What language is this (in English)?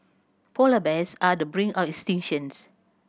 English